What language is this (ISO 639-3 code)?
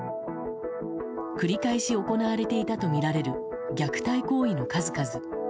jpn